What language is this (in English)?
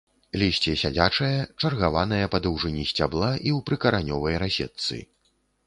Belarusian